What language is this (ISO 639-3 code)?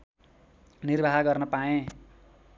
nep